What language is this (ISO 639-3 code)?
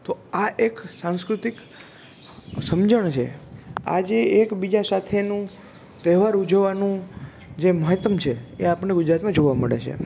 guj